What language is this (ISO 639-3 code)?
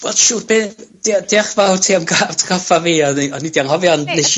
cym